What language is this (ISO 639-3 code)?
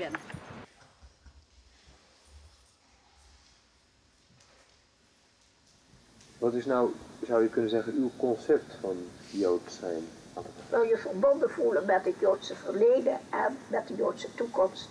nld